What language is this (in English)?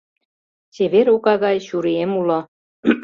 Mari